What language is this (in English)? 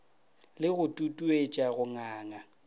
Northern Sotho